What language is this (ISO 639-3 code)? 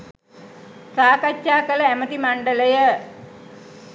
sin